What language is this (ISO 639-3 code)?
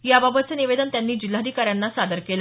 mar